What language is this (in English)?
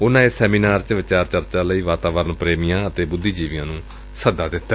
Punjabi